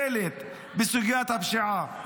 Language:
Hebrew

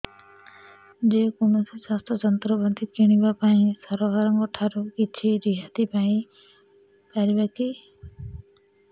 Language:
Odia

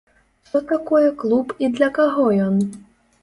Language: Belarusian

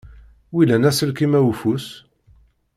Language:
Kabyle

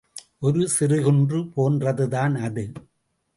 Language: Tamil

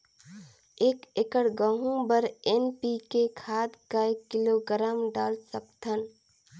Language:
Chhattisgarhi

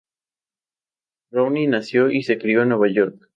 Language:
Spanish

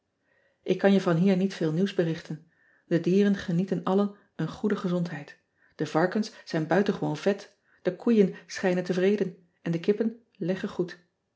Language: Dutch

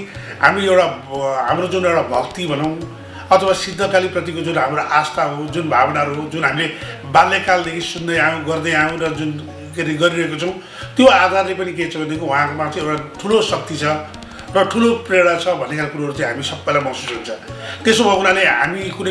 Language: Vietnamese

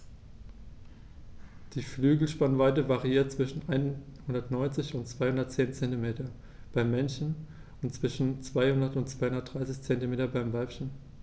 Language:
German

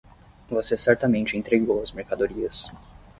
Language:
Portuguese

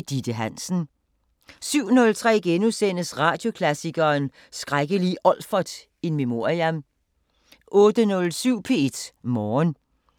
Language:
Danish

